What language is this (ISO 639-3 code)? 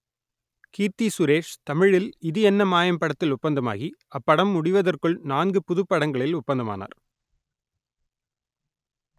tam